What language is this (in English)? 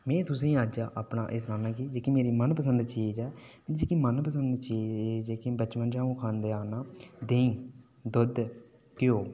Dogri